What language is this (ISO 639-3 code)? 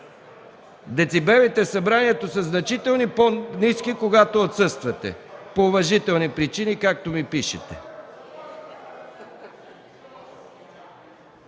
bul